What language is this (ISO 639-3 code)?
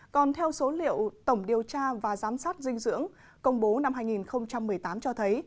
vie